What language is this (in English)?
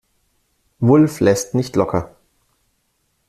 German